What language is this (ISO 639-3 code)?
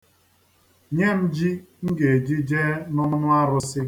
ibo